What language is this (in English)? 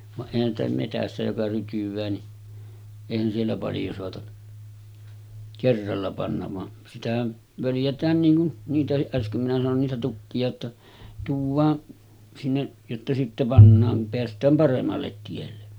Finnish